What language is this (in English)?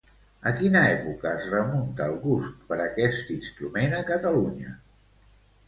Catalan